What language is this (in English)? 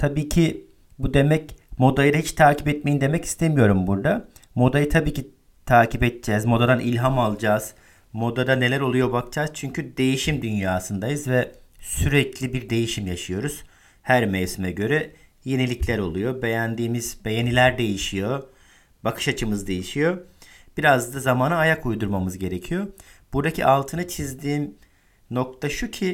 Turkish